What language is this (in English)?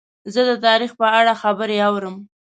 Pashto